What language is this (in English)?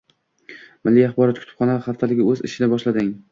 Uzbek